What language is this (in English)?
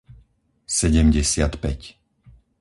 Slovak